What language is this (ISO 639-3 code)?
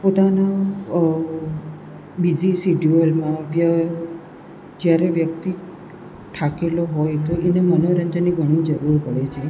guj